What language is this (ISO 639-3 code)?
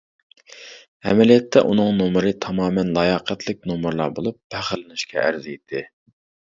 uig